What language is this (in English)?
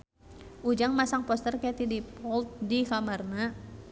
Sundanese